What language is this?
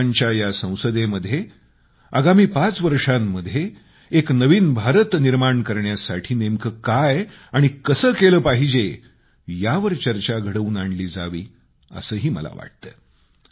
Marathi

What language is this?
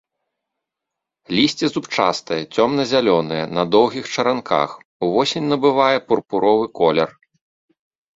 Belarusian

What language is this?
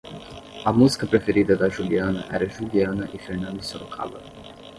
Portuguese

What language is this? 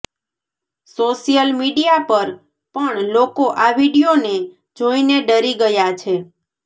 Gujarati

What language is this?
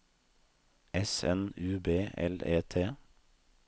Norwegian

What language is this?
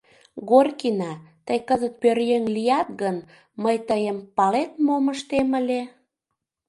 Mari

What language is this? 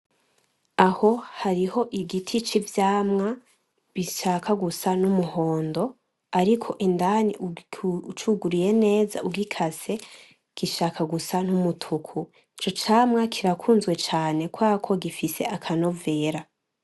Rundi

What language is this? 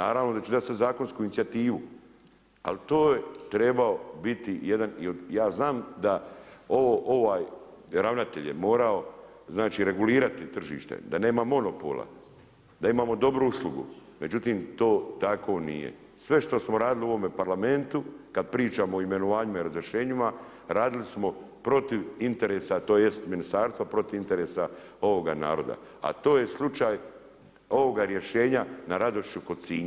Croatian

